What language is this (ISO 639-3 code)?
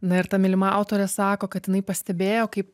lit